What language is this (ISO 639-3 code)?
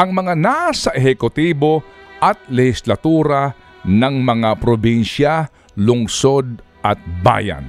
fil